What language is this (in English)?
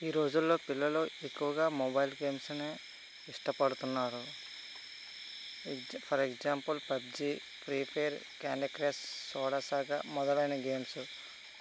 Telugu